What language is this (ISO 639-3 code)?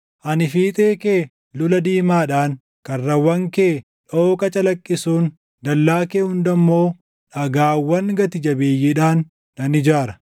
orm